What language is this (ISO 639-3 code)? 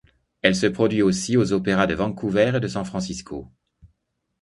fra